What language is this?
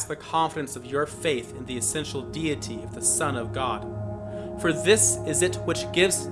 English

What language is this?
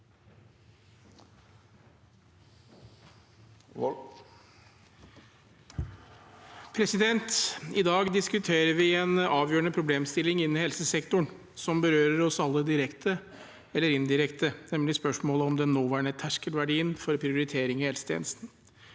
Norwegian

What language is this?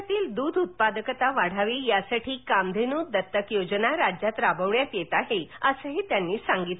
Marathi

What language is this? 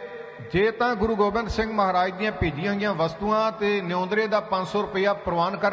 Hindi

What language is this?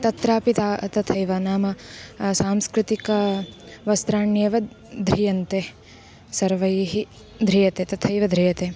Sanskrit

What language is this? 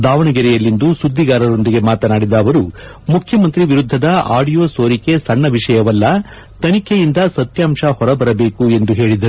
Kannada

